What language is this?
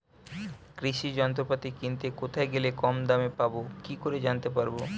Bangla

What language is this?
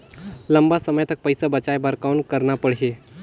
Chhattisgarhi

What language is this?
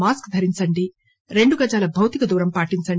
Telugu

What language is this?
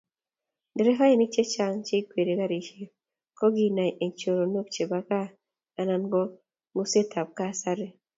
Kalenjin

